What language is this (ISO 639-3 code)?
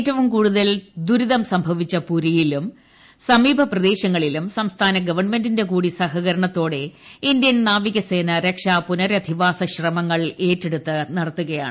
mal